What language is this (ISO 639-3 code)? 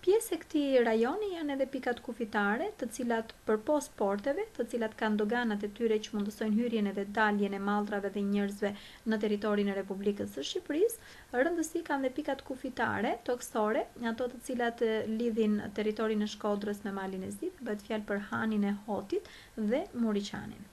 ron